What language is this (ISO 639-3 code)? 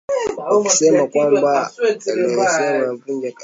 swa